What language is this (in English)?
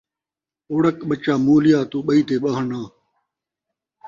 Saraiki